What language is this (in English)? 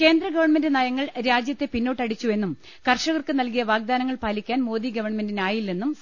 Malayalam